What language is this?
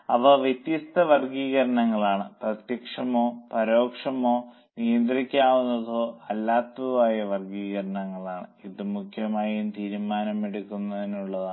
Malayalam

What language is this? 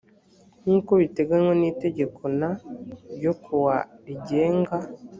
Kinyarwanda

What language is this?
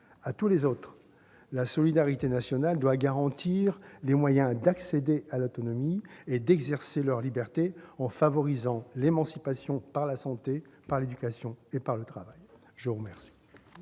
French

